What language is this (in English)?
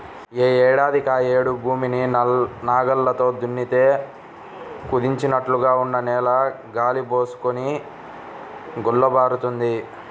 Telugu